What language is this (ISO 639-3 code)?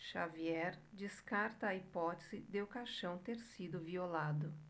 por